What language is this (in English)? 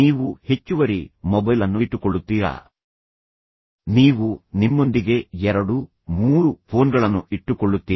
Kannada